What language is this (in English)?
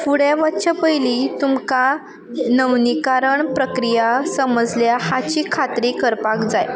Konkani